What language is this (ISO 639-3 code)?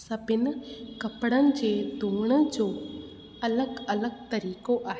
snd